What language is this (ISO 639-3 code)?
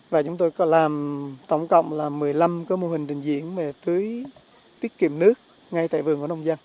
vie